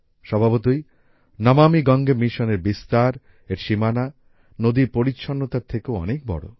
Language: Bangla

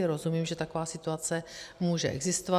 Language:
Czech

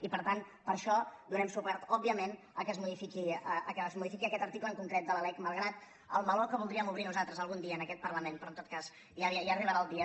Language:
Catalan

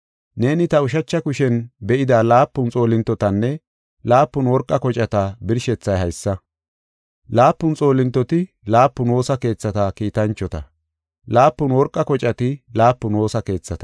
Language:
Gofa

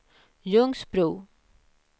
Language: Swedish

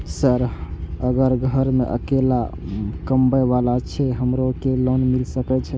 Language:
Maithili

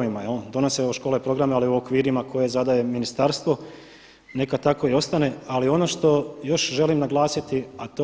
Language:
Croatian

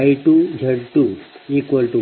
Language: Kannada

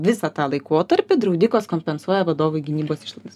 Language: Lithuanian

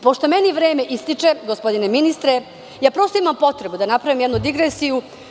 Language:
Serbian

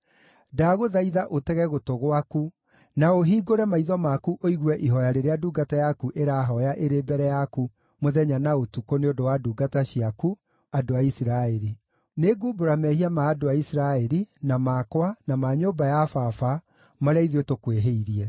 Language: Kikuyu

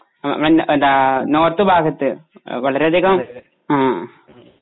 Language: Malayalam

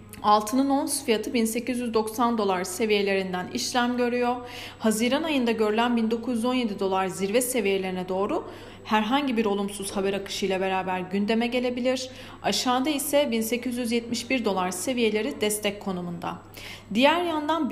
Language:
Turkish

